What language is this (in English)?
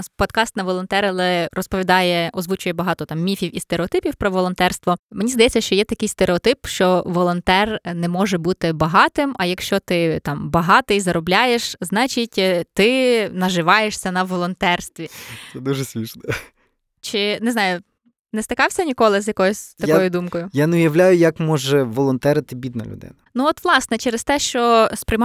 Ukrainian